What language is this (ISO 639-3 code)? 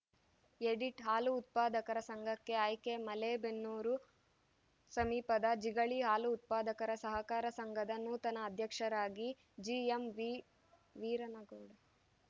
kan